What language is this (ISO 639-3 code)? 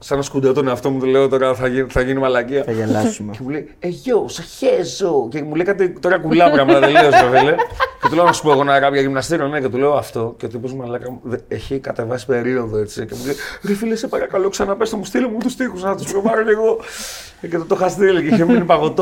ell